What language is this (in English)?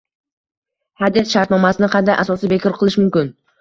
Uzbek